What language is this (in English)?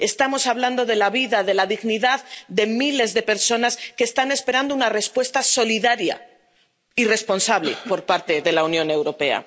Spanish